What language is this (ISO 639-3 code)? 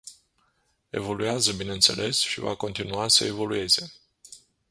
ron